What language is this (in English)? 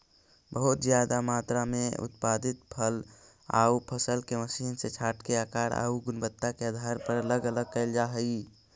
Magahi